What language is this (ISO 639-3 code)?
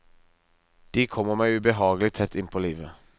nor